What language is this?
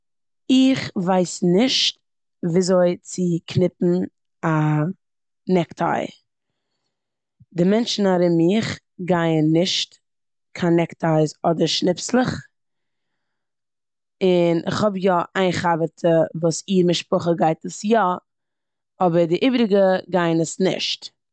Yiddish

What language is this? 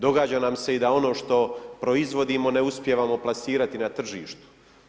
Croatian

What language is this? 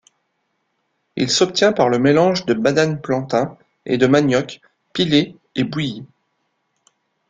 French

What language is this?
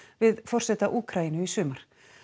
Icelandic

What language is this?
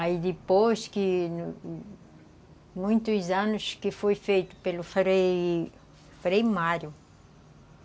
Portuguese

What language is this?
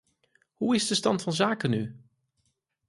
Dutch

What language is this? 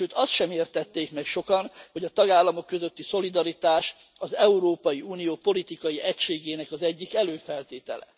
Hungarian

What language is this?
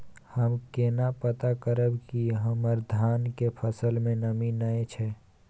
Maithili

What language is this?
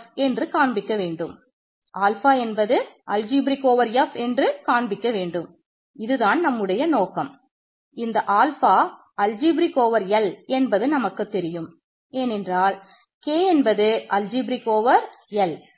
Tamil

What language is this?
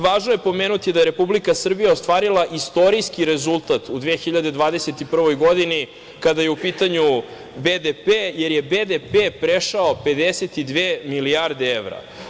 Serbian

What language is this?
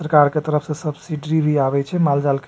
Maithili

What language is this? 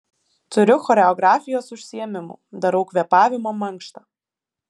Lithuanian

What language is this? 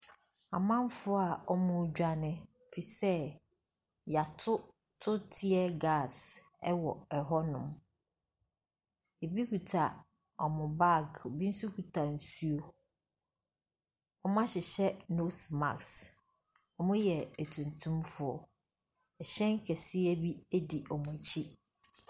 Akan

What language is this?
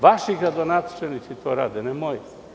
Serbian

